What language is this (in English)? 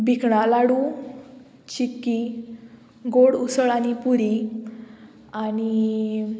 Konkani